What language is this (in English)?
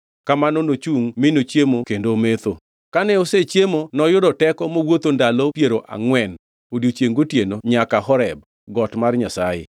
Luo (Kenya and Tanzania)